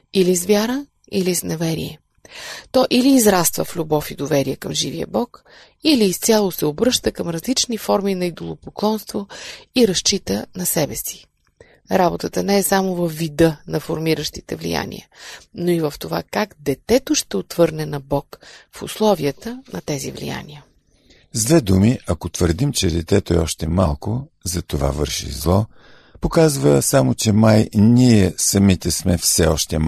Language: Bulgarian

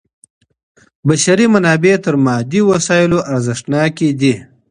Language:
Pashto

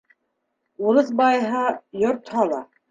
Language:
Bashkir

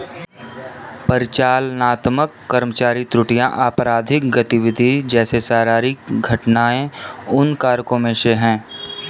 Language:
Hindi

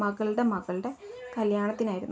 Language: Malayalam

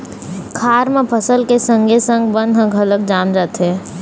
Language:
Chhattisgarhi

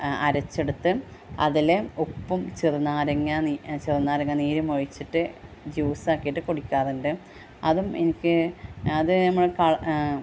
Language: Malayalam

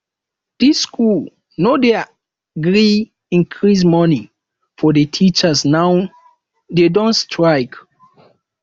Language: Nigerian Pidgin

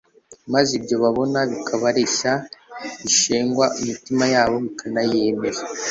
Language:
Kinyarwanda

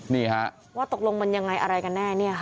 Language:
Thai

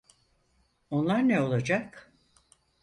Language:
Turkish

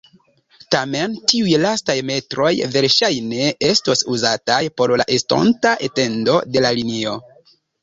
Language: Esperanto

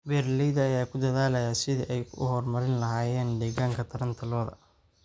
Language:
Somali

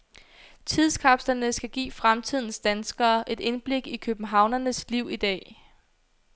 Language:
Danish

